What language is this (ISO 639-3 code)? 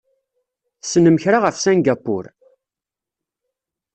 kab